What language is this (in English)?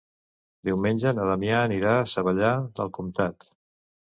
Catalan